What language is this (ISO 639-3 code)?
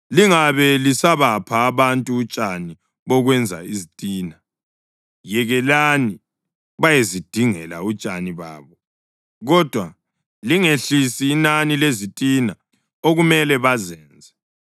nde